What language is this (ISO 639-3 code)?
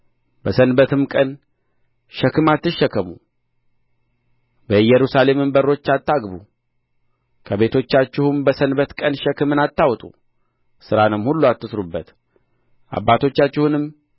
amh